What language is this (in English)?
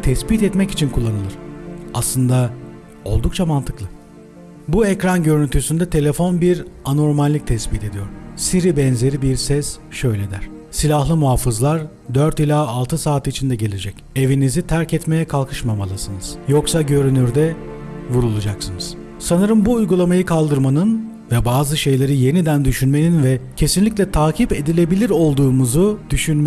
Turkish